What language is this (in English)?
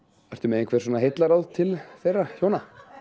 Icelandic